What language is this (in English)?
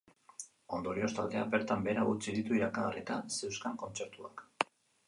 Basque